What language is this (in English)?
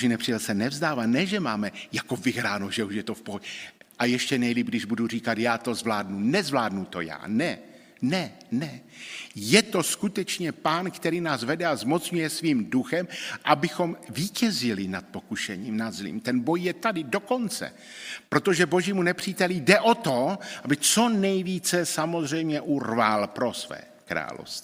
Czech